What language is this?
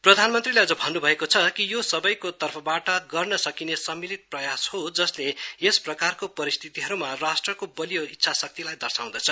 Nepali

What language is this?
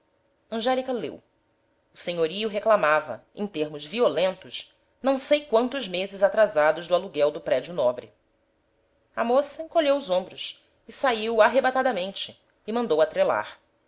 Portuguese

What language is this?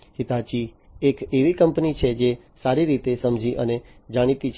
Gujarati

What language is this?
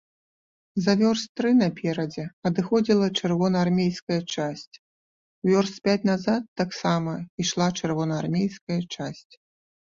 Belarusian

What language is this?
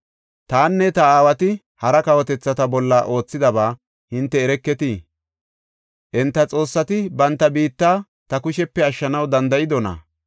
Gofa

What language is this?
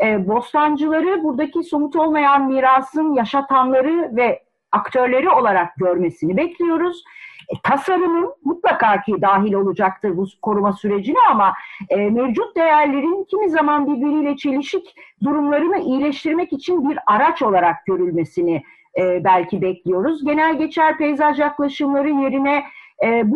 Turkish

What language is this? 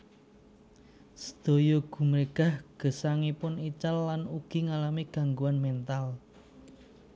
Javanese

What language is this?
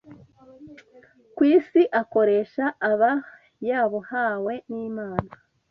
Kinyarwanda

